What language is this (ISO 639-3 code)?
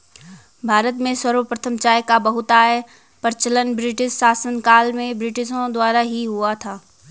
hin